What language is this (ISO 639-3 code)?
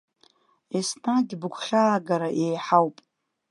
abk